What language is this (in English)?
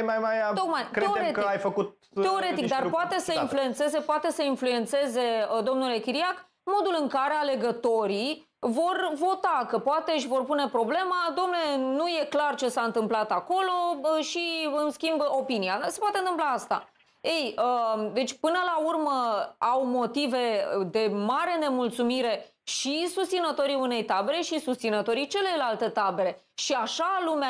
Romanian